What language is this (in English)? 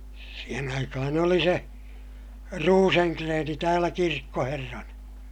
Finnish